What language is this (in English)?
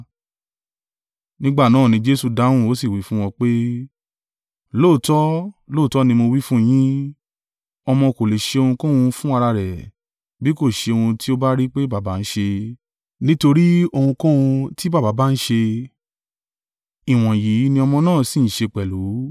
Yoruba